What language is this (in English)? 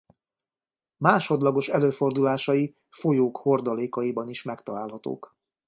Hungarian